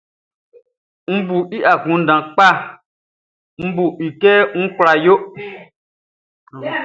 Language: Baoulé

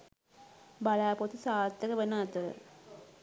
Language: Sinhala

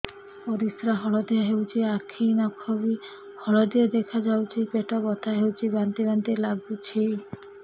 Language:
Odia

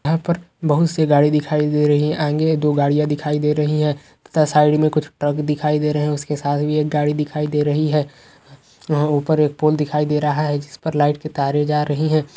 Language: Magahi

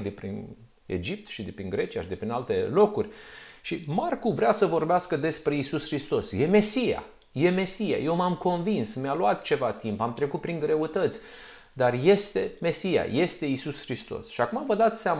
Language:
Romanian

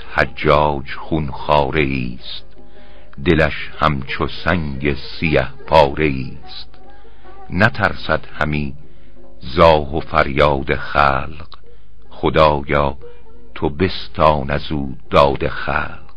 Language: Persian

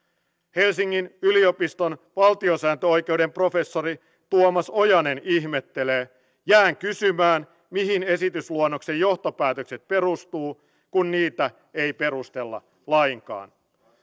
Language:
Finnish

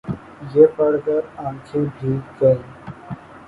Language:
Urdu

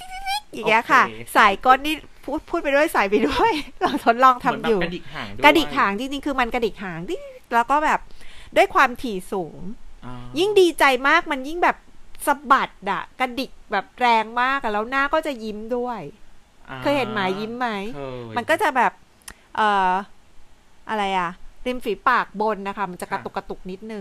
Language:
Thai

